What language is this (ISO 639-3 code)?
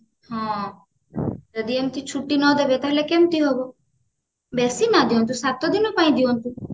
ori